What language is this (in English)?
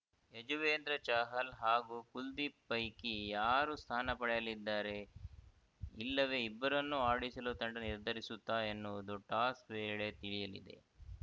Kannada